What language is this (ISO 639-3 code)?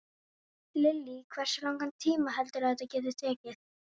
isl